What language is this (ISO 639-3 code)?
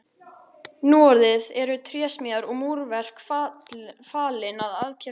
isl